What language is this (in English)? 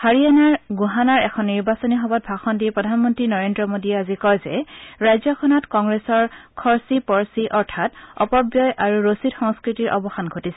Assamese